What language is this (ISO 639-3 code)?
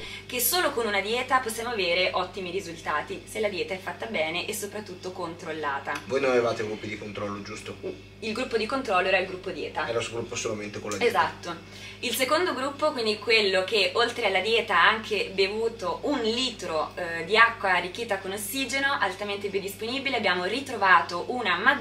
ita